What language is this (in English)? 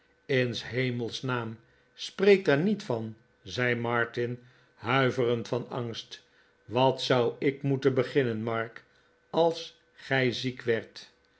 Dutch